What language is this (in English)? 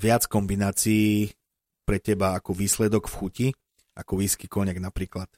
Slovak